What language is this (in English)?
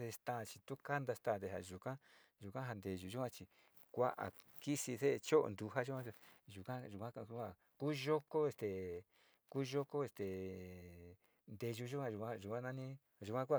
Sinicahua Mixtec